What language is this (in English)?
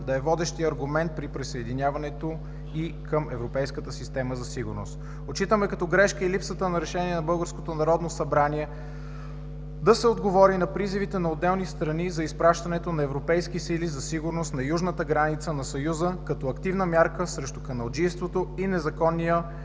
Bulgarian